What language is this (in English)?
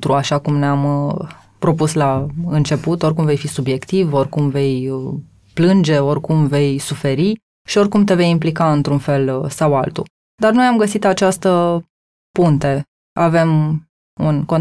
Romanian